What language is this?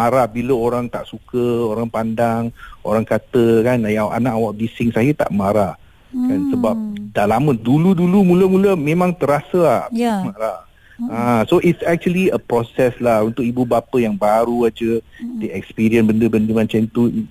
Malay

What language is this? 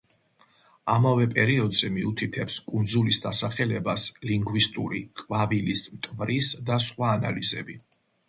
Georgian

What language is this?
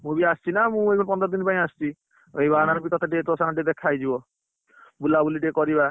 Odia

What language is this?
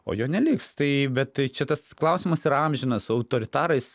Lithuanian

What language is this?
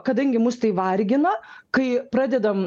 Lithuanian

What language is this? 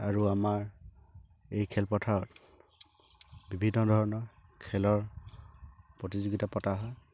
Assamese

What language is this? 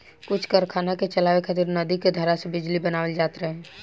Bhojpuri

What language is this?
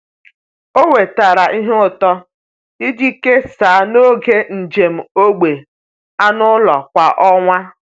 Igbo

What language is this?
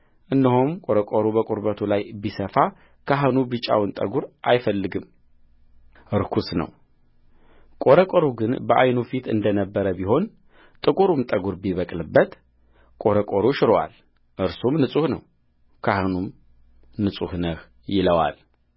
Amharic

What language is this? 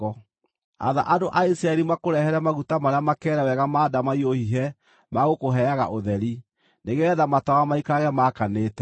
Kikuyu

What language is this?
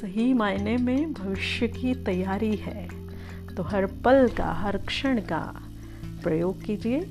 Hindi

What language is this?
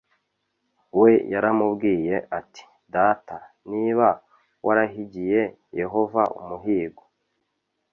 Kinyarwanda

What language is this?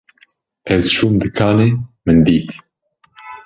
Kurdish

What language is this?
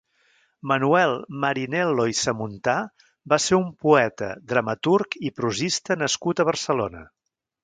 Catalan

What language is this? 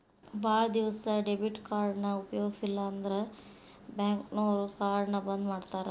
Kannada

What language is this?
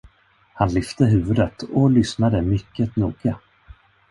Swedish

